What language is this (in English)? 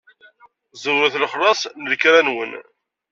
Kabyle